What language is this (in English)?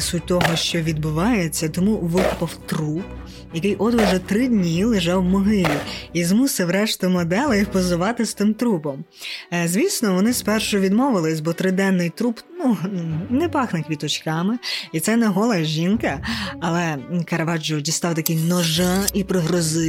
Ukrainian